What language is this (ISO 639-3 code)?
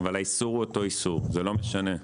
heb